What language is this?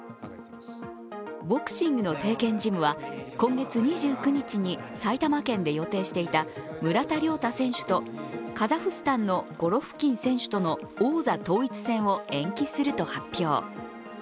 Japanese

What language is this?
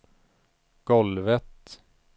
Swedish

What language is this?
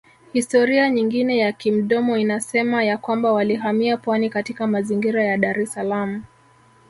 Swahili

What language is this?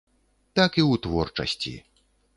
Belarusian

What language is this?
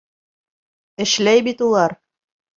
Bashkir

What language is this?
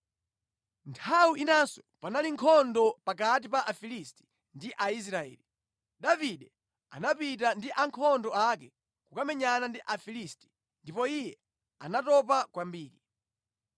Nyanja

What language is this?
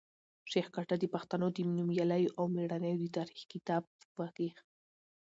Pashto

